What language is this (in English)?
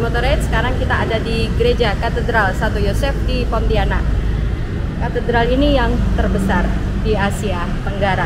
Indonesian